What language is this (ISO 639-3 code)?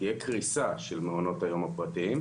heb